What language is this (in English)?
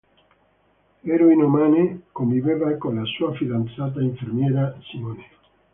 Italian